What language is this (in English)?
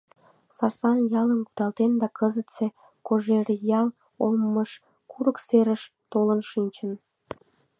Mari